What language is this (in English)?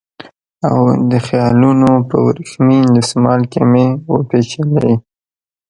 Pashto